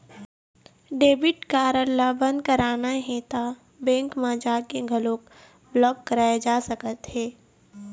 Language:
Chhattisgarhi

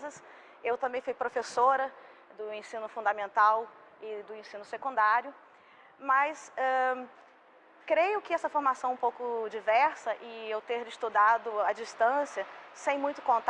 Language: Portuguese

